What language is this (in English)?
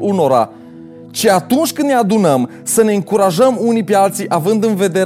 Romanian